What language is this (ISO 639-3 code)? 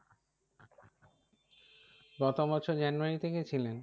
ben